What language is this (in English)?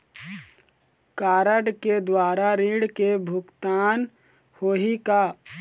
Chhattisgarhi